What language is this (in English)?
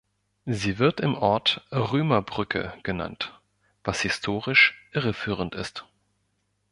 German